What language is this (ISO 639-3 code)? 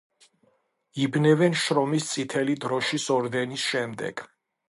kat